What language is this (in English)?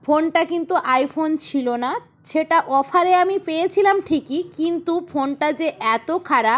Bangla